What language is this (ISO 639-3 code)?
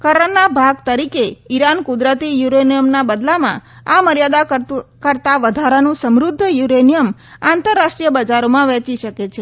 guj